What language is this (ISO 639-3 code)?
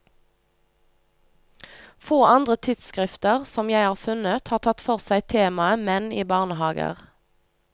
nor